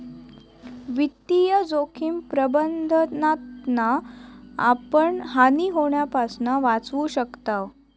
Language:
Marathi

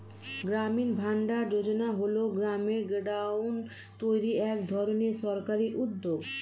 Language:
Bangla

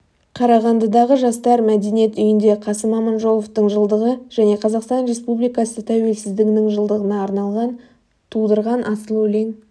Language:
Kazakh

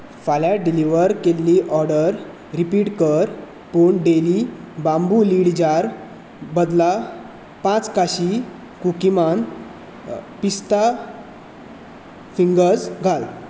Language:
Konkani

